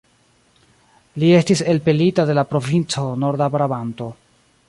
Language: Esperanto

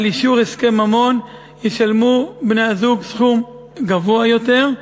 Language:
Hebrew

